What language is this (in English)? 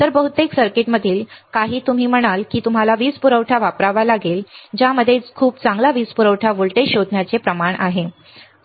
Marathi